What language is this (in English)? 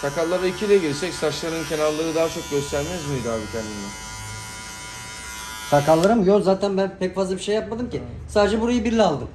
Turkish